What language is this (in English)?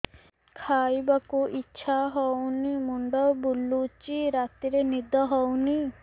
Odia